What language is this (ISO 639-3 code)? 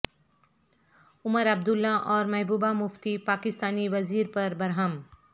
urd